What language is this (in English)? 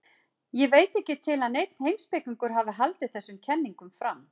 Icelandic